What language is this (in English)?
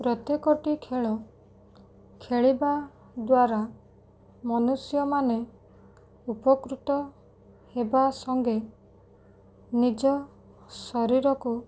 Odia